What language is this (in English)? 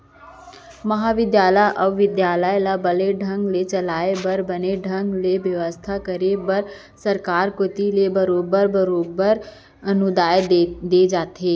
Chhattisgarhi